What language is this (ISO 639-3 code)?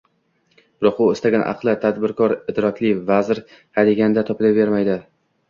uzb